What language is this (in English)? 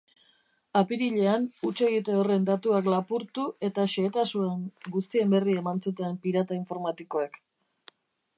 Basque